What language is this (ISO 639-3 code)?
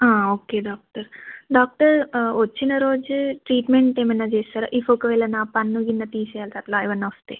tel